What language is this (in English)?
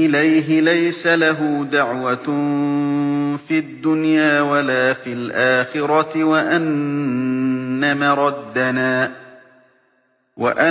Arabic